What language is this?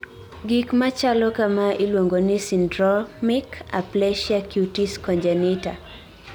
Luo (Kenya and Tanzania)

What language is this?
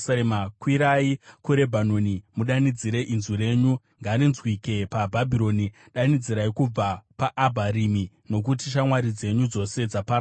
Shona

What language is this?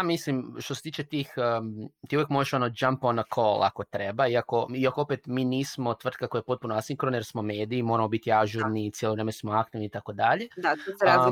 Croatian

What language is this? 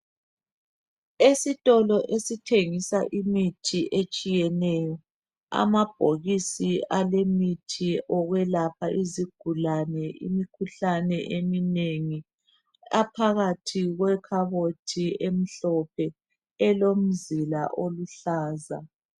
North Ndebele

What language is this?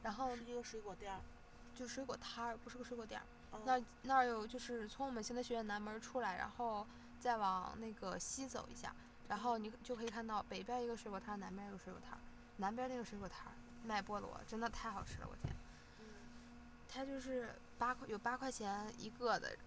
Chinese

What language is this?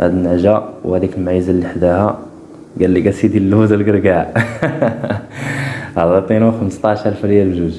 Arabic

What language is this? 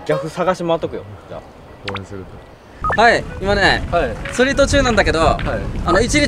Japanese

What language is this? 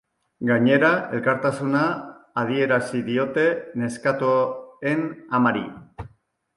Basque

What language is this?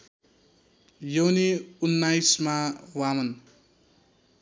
Nepali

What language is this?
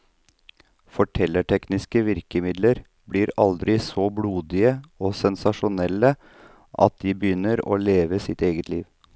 Norwegian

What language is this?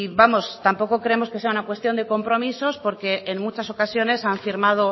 Spanish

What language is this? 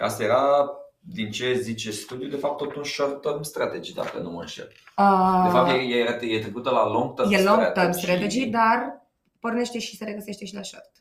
Romanian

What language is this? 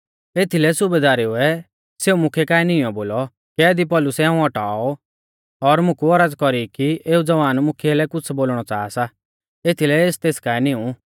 Mahasu Pahari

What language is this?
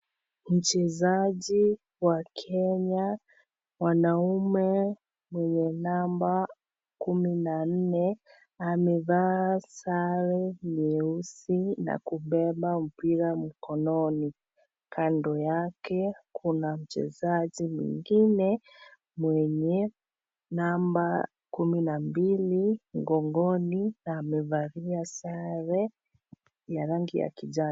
Swahili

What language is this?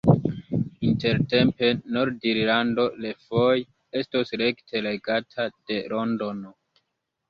Esperanto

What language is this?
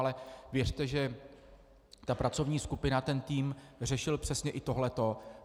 Czech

